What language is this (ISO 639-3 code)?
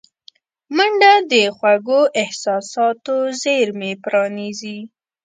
pus